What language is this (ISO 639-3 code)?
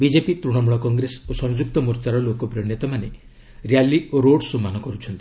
ori